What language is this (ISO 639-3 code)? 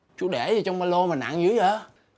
vie